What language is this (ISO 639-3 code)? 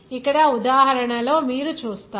tel